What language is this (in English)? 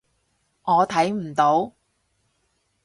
Cantonese